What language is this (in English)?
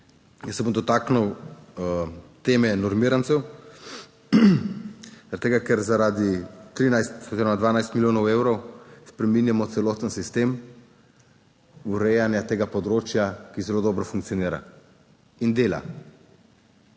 Slovenian